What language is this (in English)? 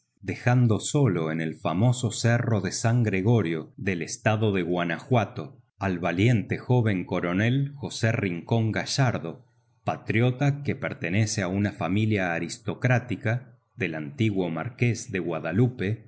Spanish